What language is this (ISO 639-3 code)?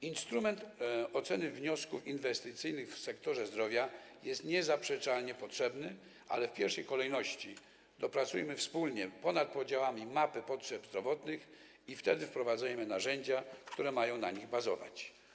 pol